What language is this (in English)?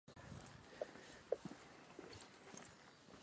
Basque